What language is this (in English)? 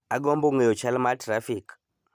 Luo (Kenya and Tanzania)